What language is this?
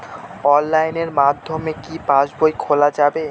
Bangla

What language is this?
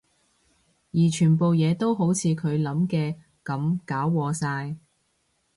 Cantonese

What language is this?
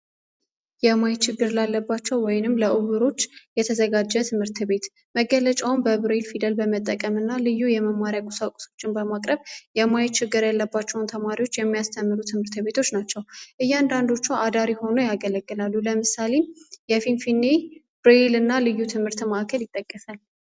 Amharic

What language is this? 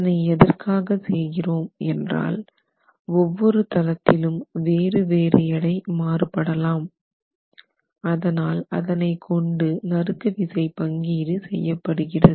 Tamil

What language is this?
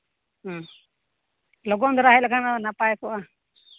Santali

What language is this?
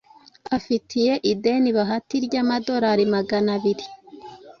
Kinyarwanda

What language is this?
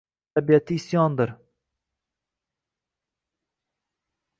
Uzbek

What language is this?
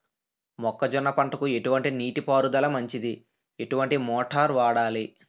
Telugu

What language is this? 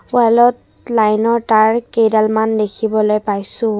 Assamese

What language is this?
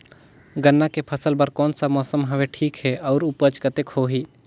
Chhattisgarhi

